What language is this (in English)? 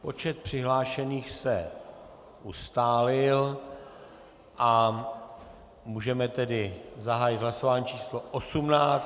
Czech